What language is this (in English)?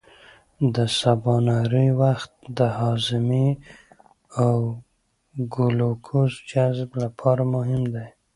Pashto